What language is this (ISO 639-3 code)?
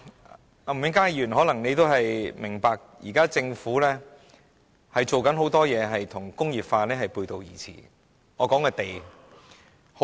yue